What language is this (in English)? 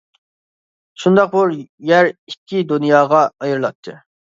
Uyghur